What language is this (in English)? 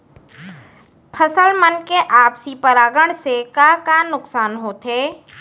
Chhattisgarhi